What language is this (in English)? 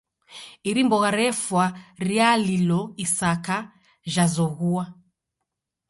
Taita